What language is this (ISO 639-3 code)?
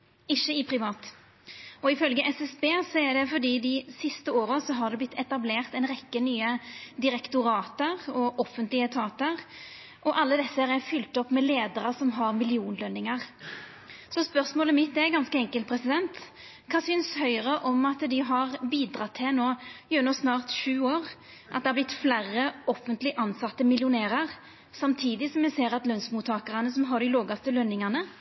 nno